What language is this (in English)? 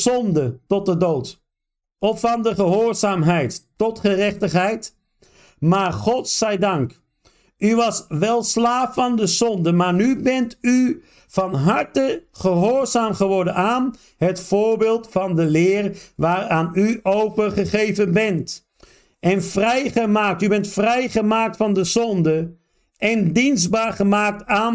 Dutch